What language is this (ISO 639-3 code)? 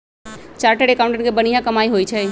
mag